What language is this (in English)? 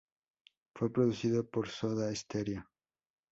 Spanish